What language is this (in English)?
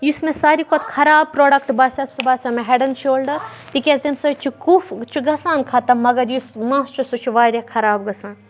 Kashmiri